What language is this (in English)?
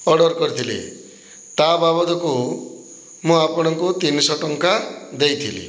Odia